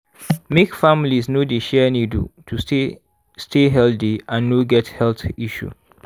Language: Nigerian Pidgin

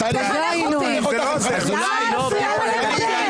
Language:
Hebrew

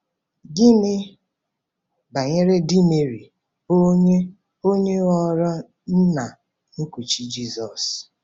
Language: Igbo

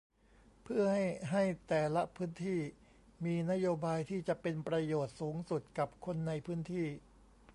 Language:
Thai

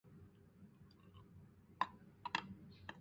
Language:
Chinese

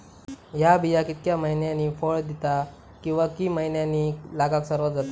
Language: Marathi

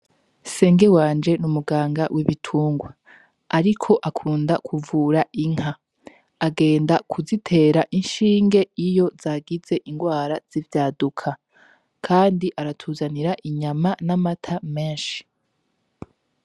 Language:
Rundi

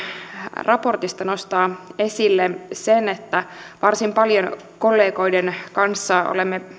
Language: Finnish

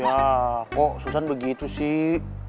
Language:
Indonesian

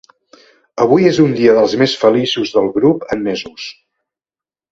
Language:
Catalan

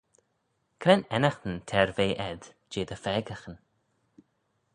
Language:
Manx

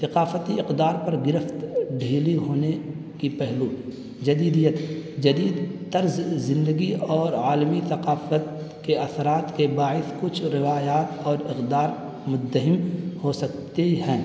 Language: Urdu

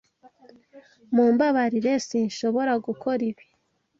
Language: Kinyarwanda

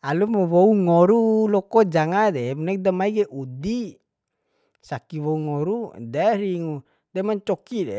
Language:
Bima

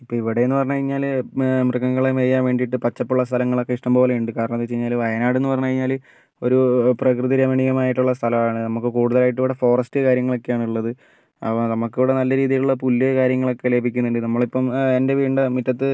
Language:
Malayalam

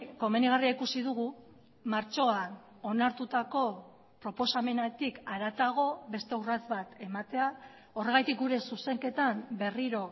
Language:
Basque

